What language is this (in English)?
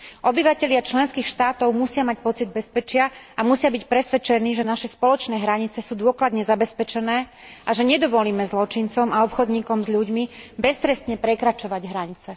Slovak